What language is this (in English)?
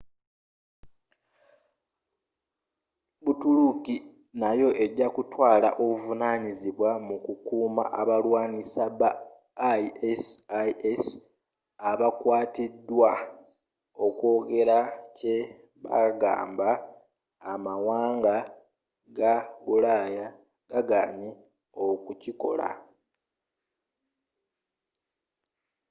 Ganda